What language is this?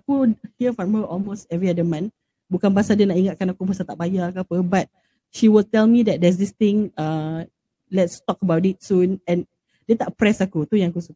Malay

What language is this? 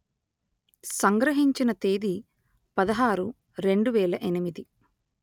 Telugu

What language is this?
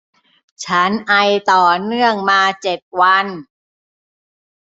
Thai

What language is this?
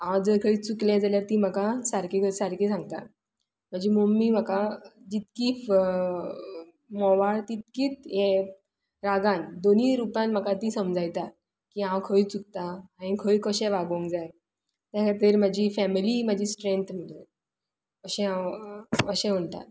Konkani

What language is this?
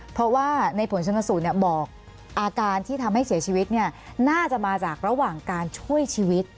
Thai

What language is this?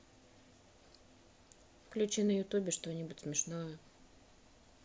Russian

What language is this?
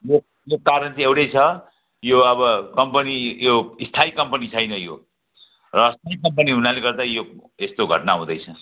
Nepali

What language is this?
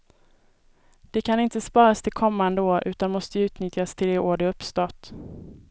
Swedish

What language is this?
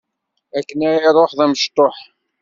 Kabyle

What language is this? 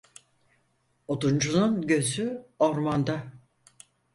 Turkish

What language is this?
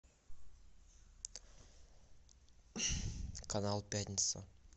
Russian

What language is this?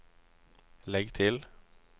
Norwegian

